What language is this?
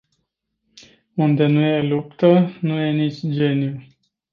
Romanian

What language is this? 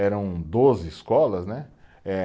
Portuguese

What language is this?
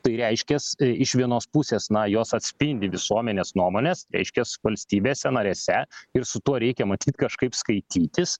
Lithuanian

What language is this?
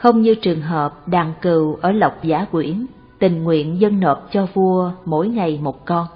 Vietnamese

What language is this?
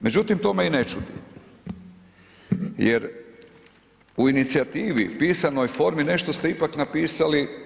Croatian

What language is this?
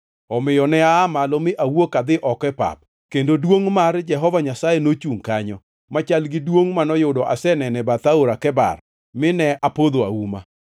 Luo (Kenya and Tanzania)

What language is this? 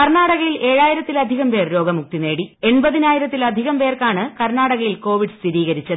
Malayalam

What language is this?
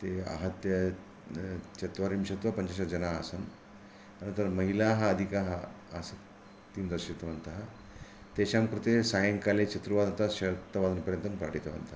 Sanskrit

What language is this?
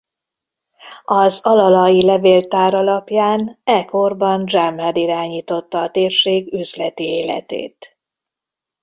Hungarian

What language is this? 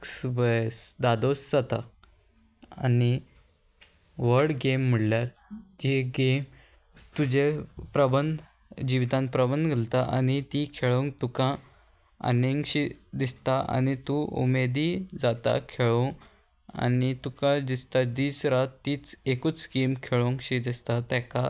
Konkani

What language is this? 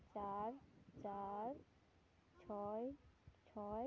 Santali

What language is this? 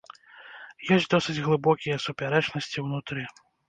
Belarusian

